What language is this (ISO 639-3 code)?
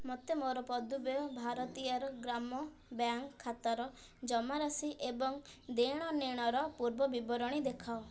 ori